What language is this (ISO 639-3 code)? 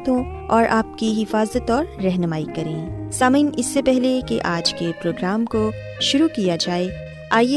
urd